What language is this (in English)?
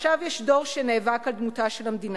Hebrew